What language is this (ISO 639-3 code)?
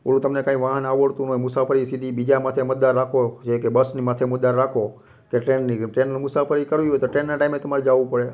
guj